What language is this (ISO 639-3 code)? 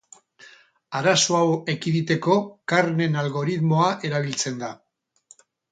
eus